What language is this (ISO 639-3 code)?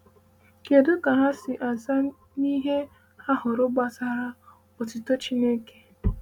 ibo